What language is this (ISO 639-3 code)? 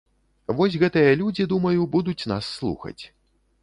bel